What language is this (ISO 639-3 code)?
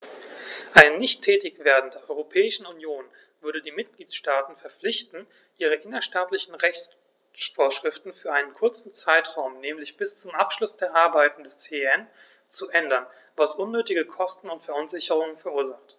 deu